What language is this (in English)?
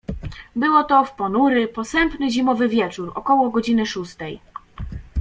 Polish